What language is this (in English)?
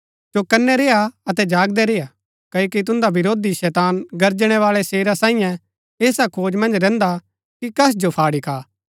Gaddi